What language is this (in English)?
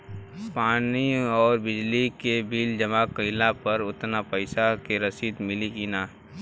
Bhojpuri